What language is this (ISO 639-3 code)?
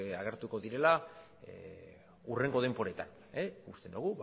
eus